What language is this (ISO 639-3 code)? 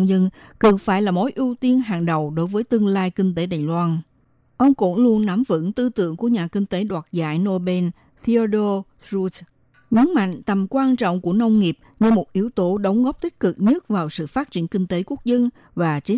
vie